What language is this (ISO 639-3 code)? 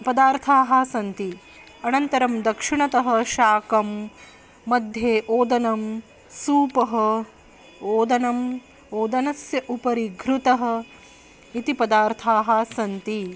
san